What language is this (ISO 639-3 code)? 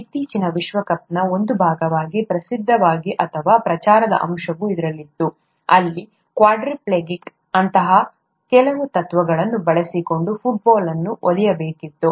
kan